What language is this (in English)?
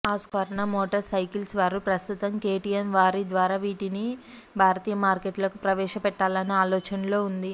Telugu